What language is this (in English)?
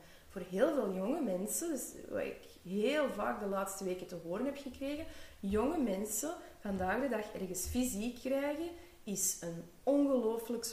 Dutch